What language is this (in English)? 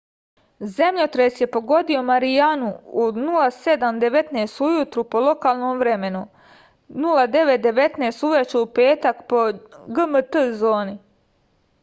Serbian